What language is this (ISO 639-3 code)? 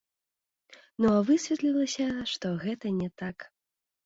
bel